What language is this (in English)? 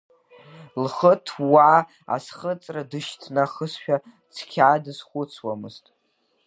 Abkhazian